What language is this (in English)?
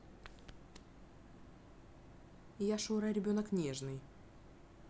Russian